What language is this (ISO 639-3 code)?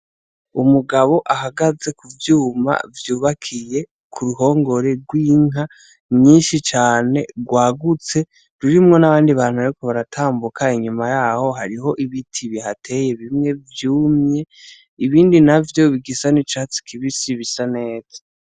run